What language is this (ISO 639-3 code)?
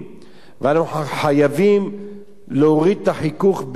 heb